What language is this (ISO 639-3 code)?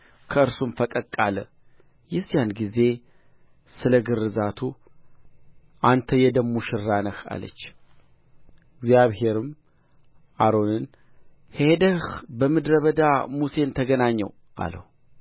amh